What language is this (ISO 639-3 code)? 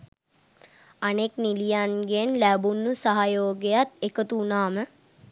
sin